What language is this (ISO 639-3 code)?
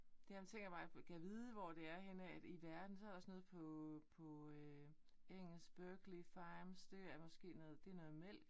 dan